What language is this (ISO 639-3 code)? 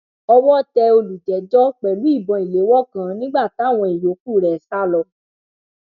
yor